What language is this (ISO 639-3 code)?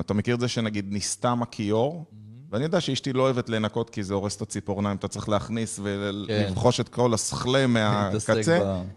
heb